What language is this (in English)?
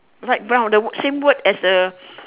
English